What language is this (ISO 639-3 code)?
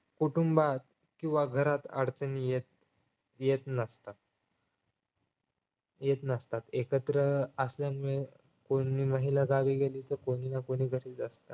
mar